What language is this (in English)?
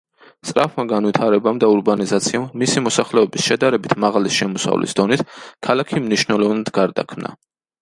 Georgian